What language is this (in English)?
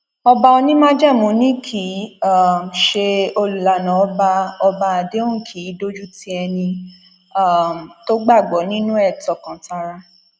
Yoruba